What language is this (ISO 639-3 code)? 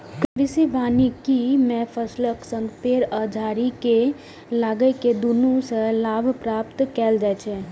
mai